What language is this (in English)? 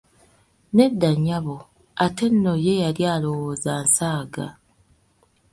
Ganda